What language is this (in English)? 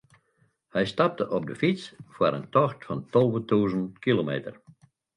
Western Frisian